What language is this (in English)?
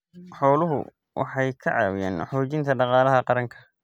Somali